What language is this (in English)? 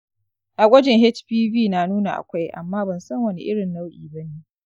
Hausa